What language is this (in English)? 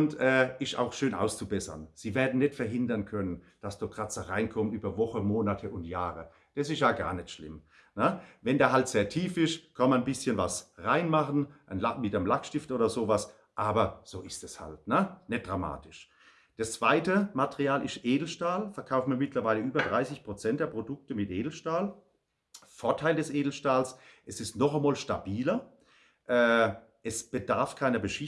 German